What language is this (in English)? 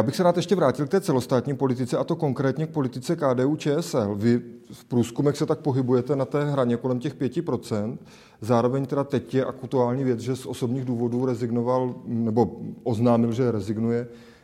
Czech